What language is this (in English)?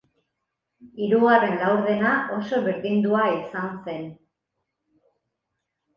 Basque